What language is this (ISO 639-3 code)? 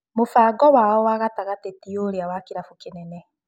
kik